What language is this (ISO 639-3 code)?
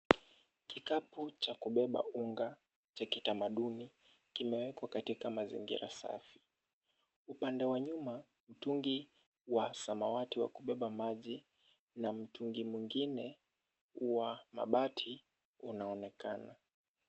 swa